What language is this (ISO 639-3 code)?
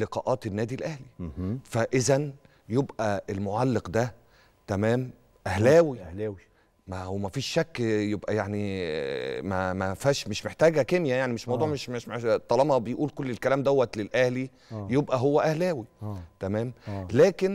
ara